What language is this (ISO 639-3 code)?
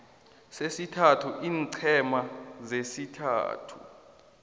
nbl